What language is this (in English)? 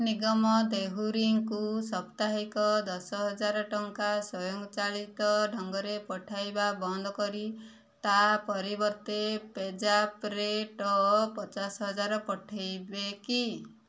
Odia